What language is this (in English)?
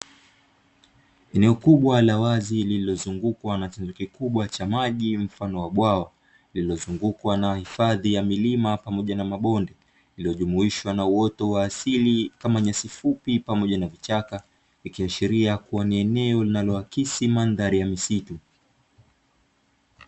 Swahili